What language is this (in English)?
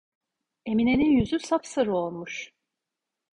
Turkish